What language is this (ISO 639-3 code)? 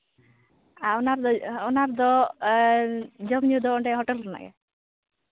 sat